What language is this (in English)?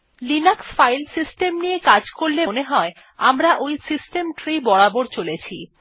Bangla